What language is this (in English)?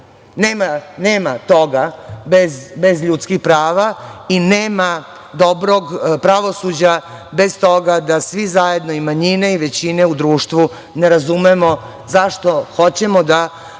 Serbian